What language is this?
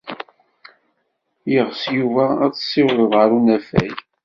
Kabyle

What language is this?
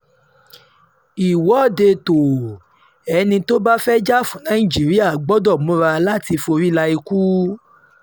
Yoruba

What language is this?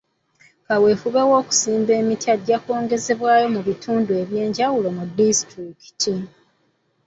Ganda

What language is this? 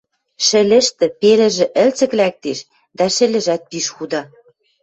Western Mari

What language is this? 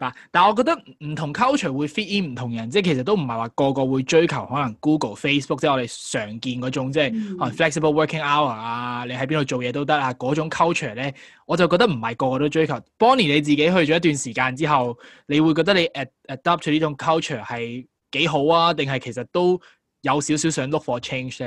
Chinese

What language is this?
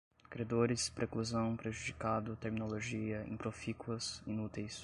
Portuguese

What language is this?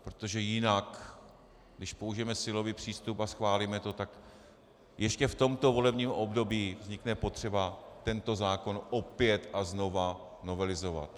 Czech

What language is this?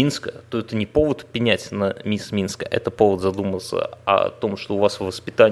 Russian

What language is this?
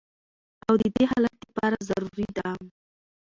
Pashto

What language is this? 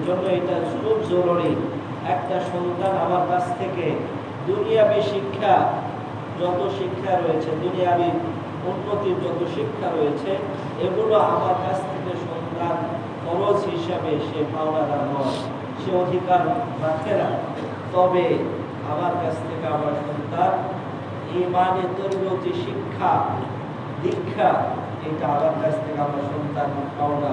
Bangla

